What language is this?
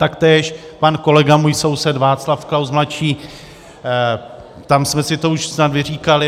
Czech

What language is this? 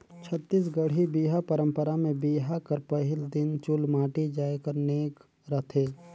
Chhattisgarhi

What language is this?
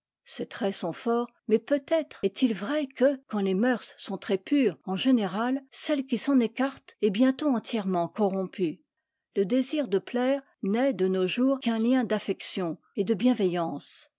French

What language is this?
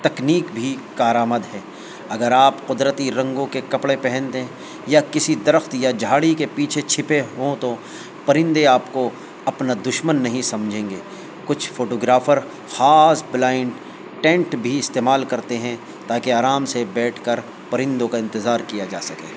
Urdu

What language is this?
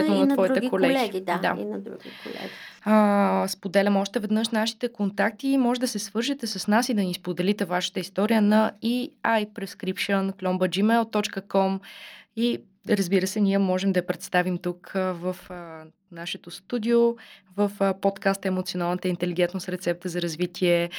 Bulgarian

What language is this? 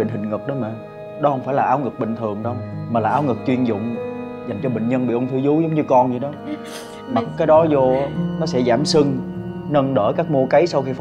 Vietnamese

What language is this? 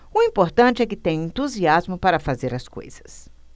Portuguese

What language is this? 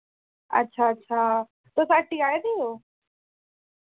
Dogri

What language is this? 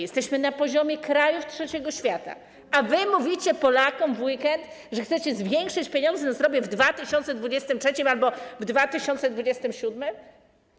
Polish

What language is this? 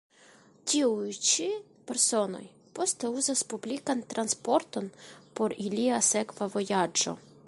Esperanto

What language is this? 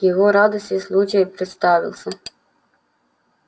Russian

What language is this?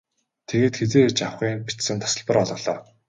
Mongolian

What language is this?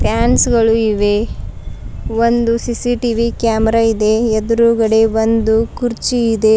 Kannada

